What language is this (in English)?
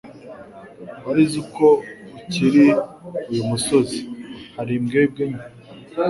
Kinyarwanda